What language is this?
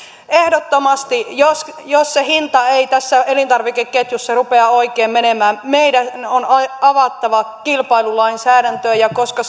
Finnish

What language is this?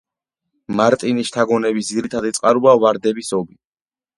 Georgian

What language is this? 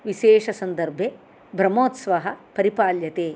Sanskrit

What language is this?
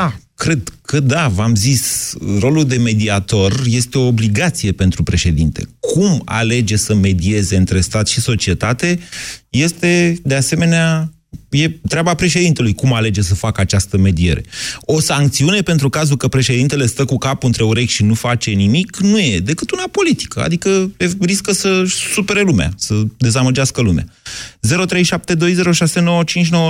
Romanian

